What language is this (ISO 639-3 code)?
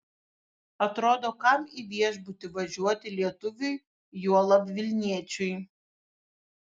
lit